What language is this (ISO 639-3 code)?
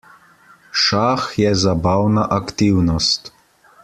slv